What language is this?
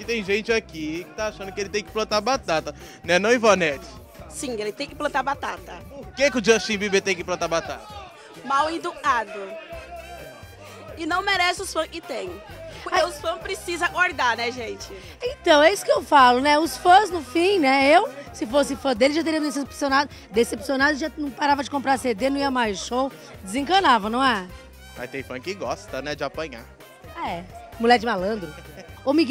Portuguese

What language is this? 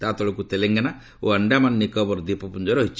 Odia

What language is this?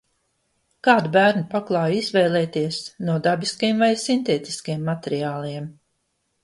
Latvian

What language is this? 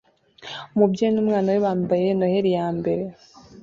Kinyarwanda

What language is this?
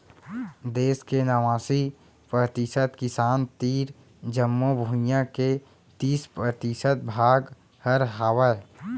Chhattisgarhi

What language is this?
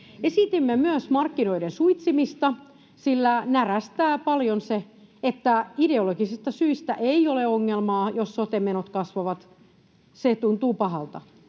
Finnish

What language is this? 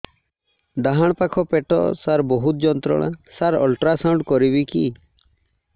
Odia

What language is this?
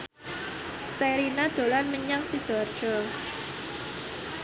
Javanese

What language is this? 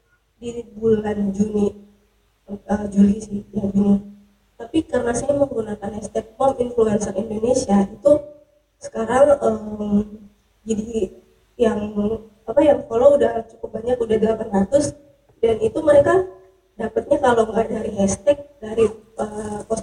Indonesian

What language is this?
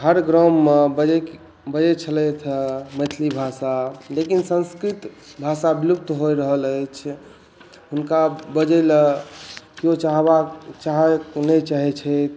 Maithili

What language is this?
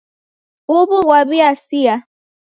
Taita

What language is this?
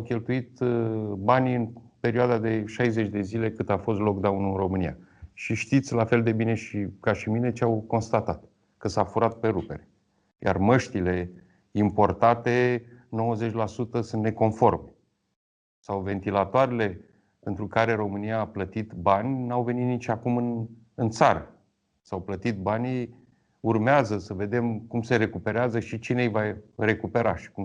Romanian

